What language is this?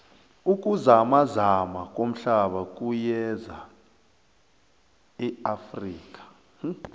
South Ndebele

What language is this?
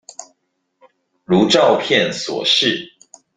Chinese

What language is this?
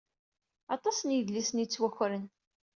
Kabyle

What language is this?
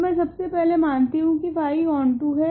Hindi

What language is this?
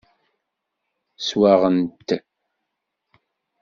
Kabyle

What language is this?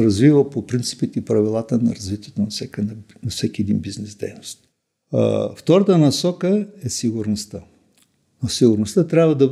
Bulgarian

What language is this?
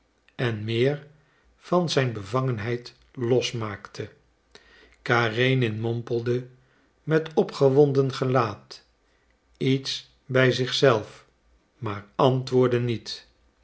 Dutch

